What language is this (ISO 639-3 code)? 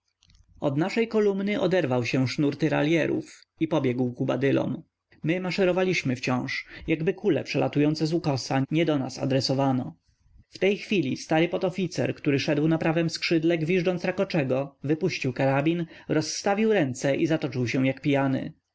pol